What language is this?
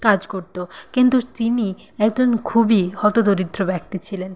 Bangla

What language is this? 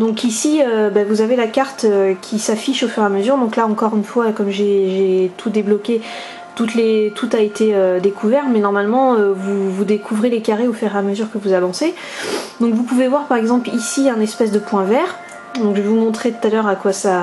French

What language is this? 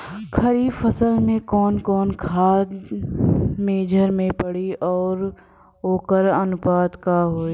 Bhojpuri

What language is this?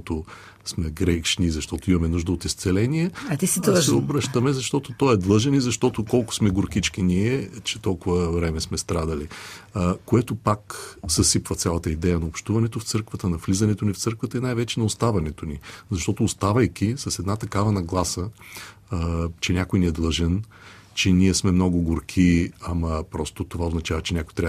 Bulgarian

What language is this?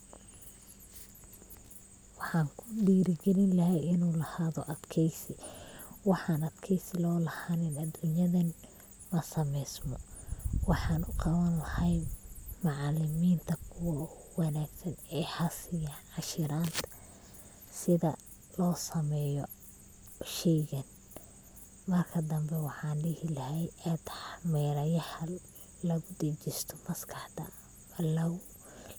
Somali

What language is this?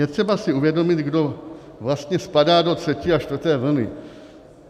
Czech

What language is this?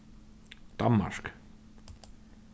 Faroese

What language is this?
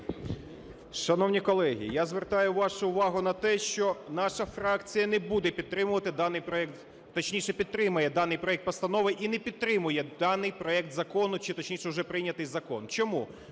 Ukrainian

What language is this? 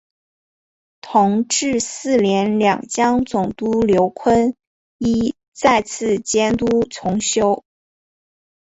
Chinese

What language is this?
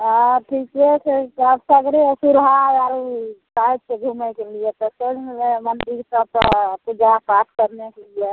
Maithili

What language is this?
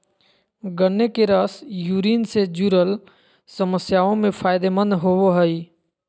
Magahi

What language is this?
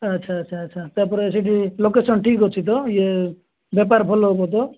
Odia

